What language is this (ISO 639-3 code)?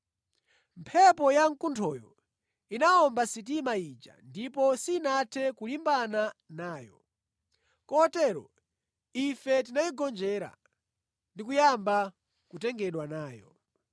nya